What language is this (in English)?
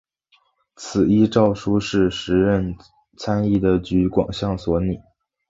Chinese